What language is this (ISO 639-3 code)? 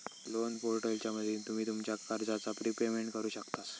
mar